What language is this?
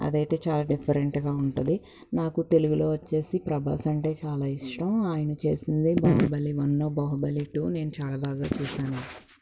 Telugu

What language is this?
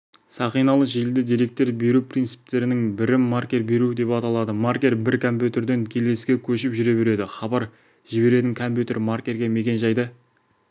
Kazakh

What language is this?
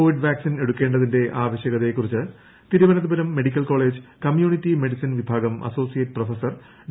Malayalam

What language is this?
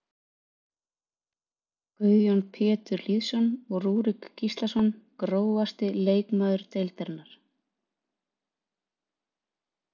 Icelandic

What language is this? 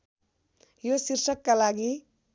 Nepali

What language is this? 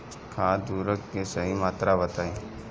Bhojpuri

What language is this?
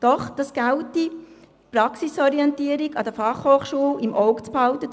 Swiss German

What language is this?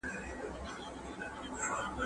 Pashto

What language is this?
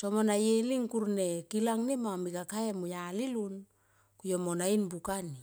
Tomoip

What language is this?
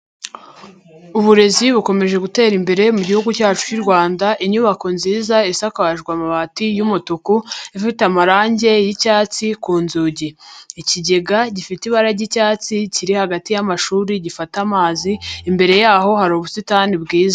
Kinyarwanda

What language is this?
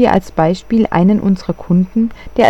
German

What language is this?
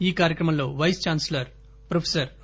Telugu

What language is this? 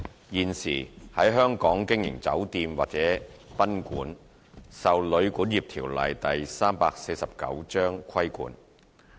Cantonese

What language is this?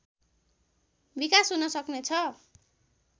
Nepali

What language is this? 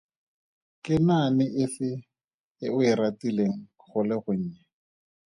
Tswana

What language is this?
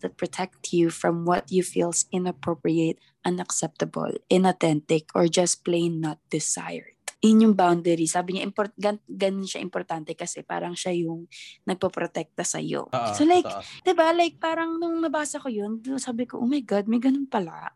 Filipino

